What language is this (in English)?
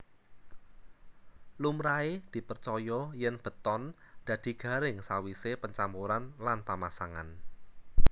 Javanese